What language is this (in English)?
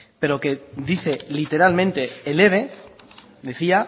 Spanish